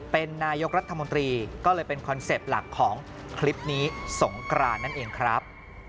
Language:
Thai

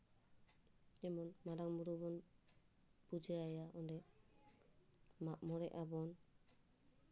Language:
Santali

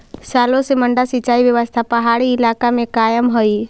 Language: Magahi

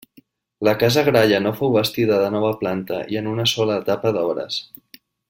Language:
Catalan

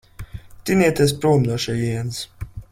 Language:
Latvian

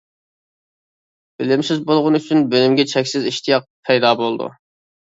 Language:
Uyghur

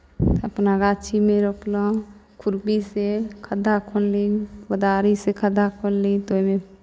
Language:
Maithili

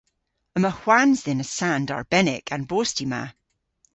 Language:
Cornish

